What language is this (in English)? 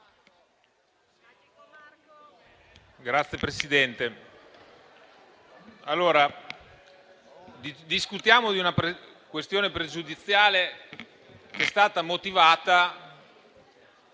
Italian